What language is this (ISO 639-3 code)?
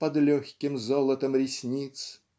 rus